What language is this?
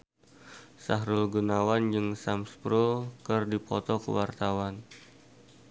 Sundanese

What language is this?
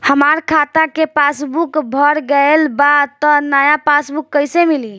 Bhojpuri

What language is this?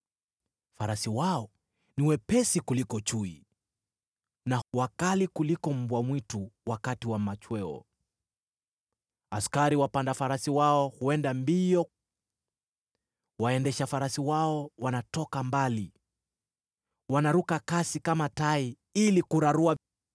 Swahili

